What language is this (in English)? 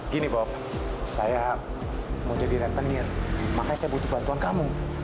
Indonesian